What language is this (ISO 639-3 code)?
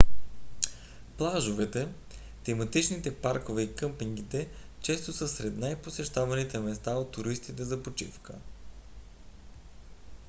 bul